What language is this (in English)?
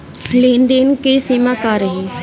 Bhojpuri